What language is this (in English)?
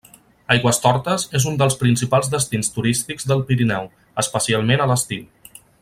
Catalan